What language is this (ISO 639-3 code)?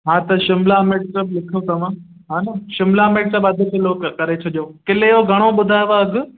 snd